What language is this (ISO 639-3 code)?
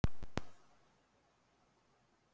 isl